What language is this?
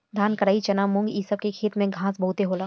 Bhojpuri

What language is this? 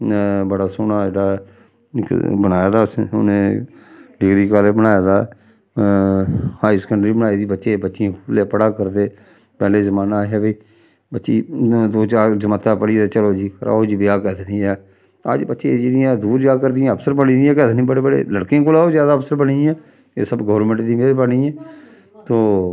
Dogri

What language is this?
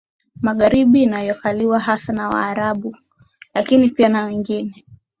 Swahili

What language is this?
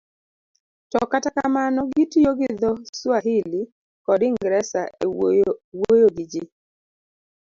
Luo (Kenya and Tanzania)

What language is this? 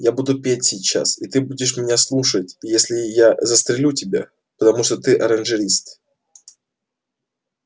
Russian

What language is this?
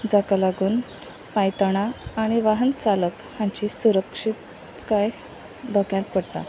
Konkani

